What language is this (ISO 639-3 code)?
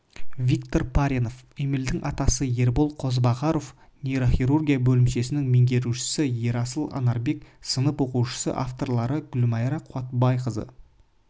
kaz